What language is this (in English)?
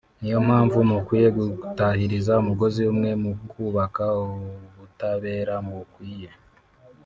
Kinyarwanda